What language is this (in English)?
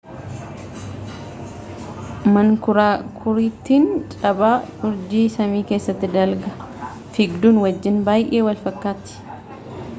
Oromo